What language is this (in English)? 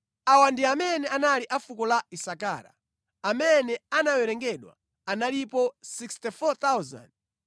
Nyanja